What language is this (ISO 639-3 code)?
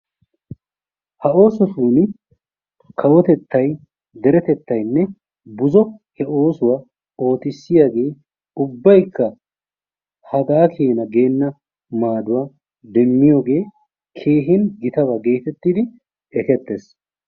wal